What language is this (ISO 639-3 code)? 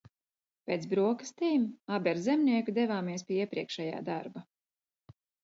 lav